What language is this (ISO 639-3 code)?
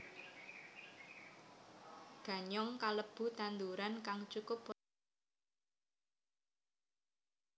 jav